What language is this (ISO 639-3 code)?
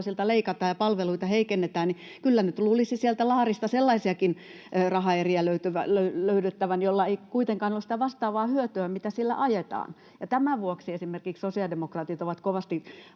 fin